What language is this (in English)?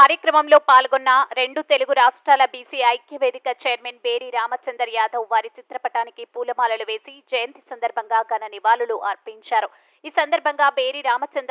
Telugu